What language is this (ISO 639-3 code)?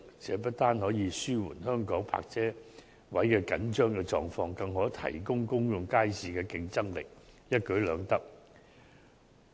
yue